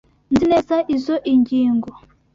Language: Kinyarwanda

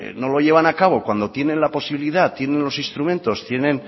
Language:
Spanish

